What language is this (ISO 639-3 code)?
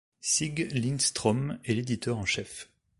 fra